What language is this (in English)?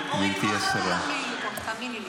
Hebrew